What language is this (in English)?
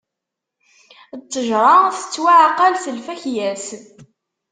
Kabyle